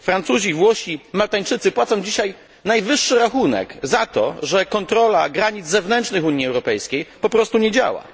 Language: Polish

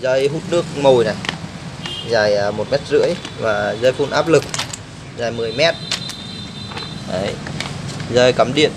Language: Vietnamese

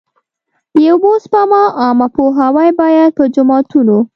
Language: Pashto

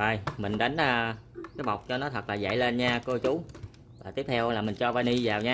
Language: Vietnamese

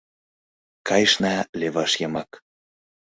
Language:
Mari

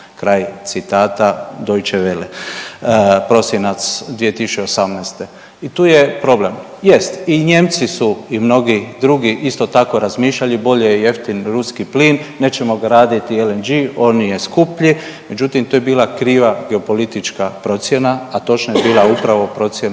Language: Croatian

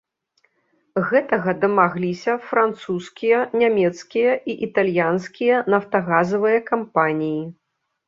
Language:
Belarusian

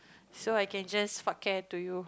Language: English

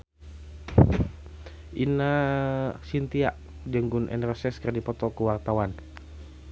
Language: Sundanese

